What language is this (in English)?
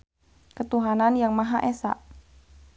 Sundanese